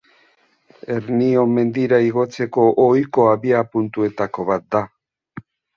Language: Basque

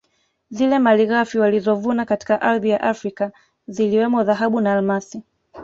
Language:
Swahili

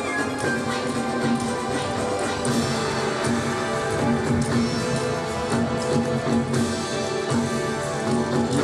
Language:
Japanese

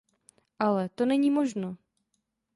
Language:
Czech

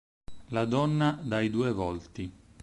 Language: Italian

